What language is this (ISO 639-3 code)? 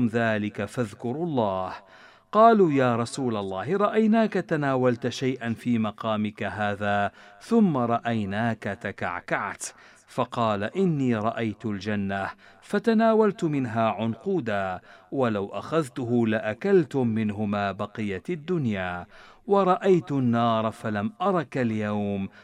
ara